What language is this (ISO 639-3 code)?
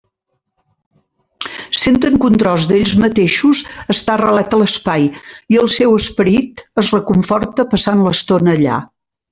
cat